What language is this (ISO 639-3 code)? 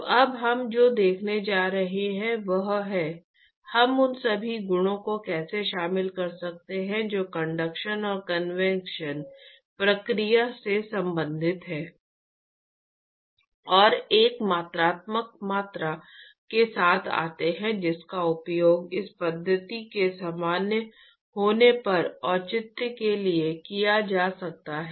hin